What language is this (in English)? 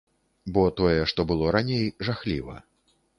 Belarusian